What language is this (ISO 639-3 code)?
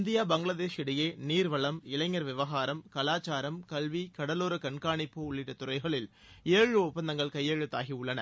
tam